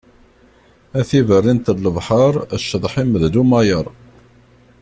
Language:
Kabyle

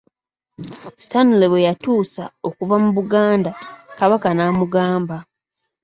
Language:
Ganda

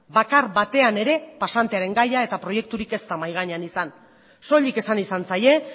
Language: Basque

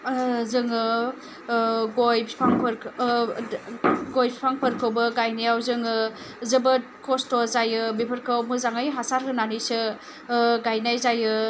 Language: Bodo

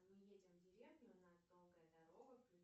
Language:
Russian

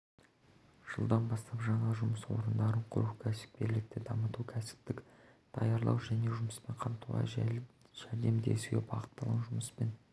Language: Kazakh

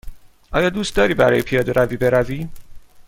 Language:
Persian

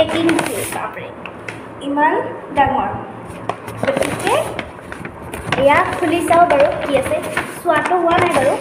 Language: Indonesian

